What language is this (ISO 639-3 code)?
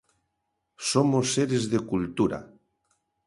glg